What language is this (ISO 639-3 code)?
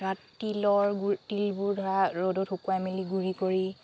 asm